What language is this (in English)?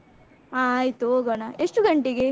Kannada